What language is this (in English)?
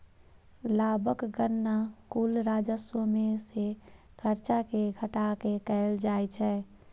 Maithili